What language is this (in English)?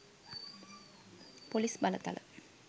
Sinhala